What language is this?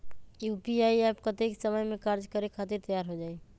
Magahi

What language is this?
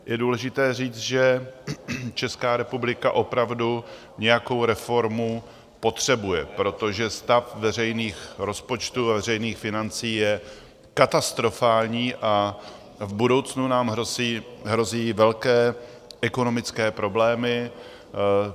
Czech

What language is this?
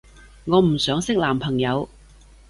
Cantonese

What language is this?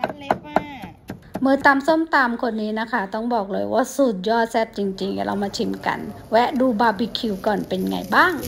Thai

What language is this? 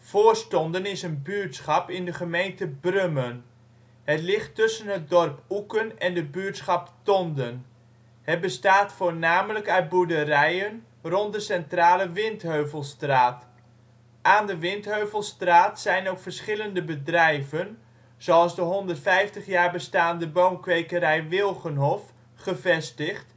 Dutch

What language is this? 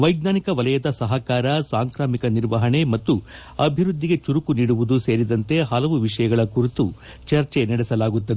Kannada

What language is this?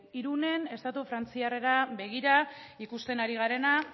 Basque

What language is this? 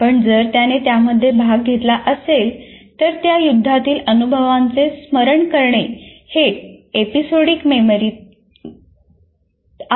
Marathi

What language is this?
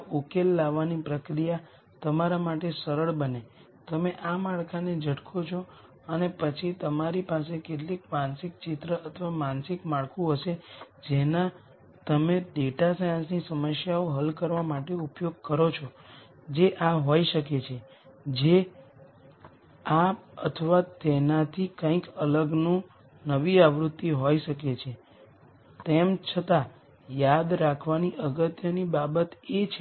Gujarati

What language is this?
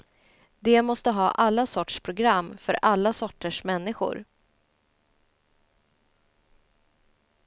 Swedish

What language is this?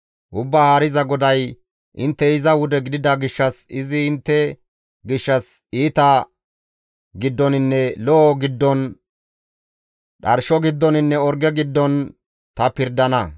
Gamo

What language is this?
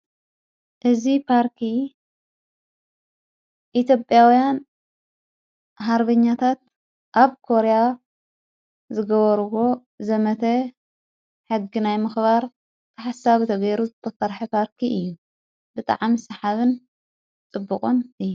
Tigrinya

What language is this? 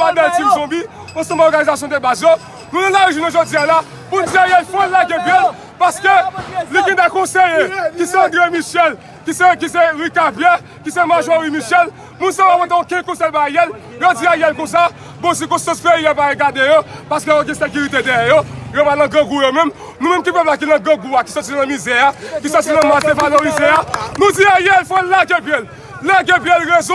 French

